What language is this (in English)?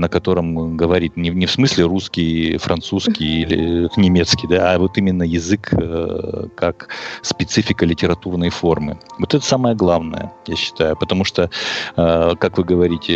Russian